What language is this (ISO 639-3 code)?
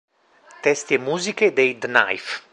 ita